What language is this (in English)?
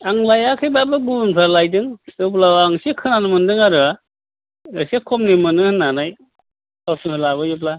Bodo